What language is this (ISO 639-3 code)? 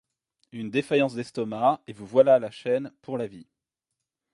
fra